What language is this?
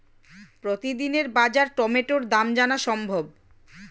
Bangla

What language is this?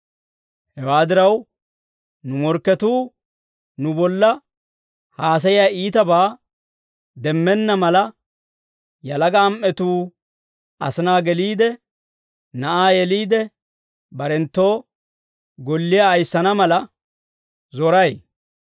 Dawro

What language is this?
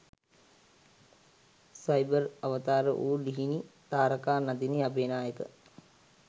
Sinhala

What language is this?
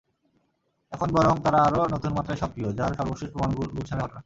Bangla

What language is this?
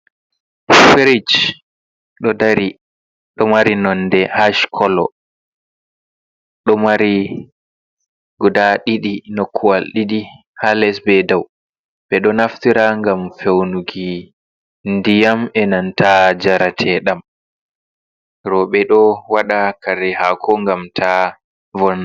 Fula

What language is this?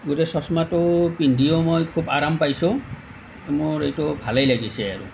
Assamese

